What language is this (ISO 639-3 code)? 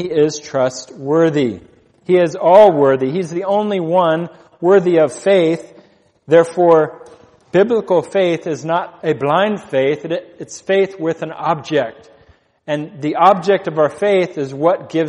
eng